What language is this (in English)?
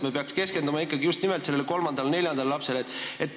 Estonian